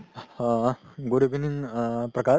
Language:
Assamese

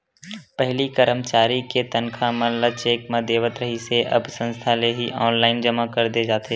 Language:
Chhattisgarhi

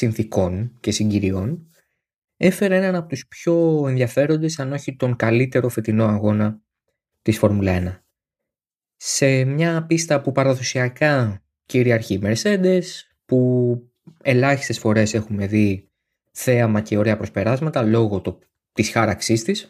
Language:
Greek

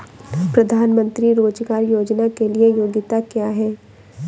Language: Hindi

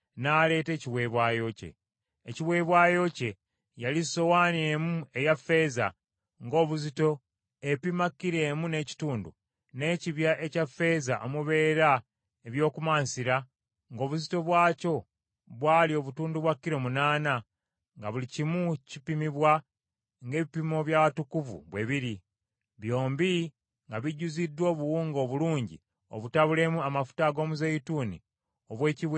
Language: Ganda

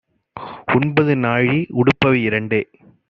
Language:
Tamil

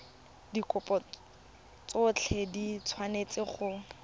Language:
Tswana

